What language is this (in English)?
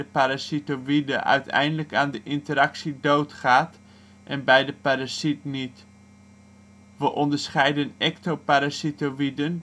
Dutch